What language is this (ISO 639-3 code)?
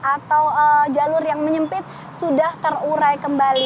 ind